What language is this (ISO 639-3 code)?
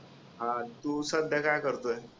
mar